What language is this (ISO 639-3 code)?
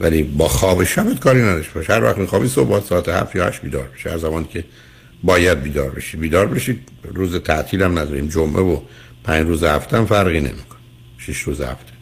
fas